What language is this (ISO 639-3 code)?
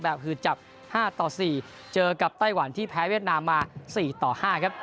tha